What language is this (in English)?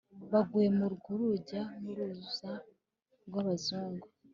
Kinyarwanda